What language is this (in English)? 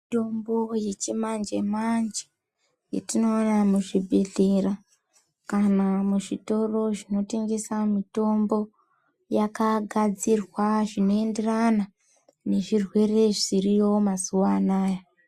Ndau